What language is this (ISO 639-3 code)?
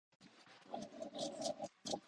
jpn